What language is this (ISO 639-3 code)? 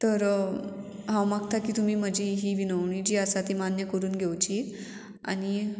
kok